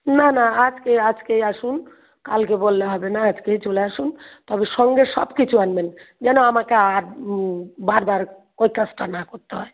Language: Bangla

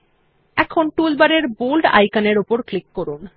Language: Bangla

